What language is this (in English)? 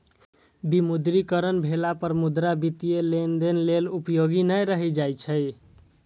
Maithili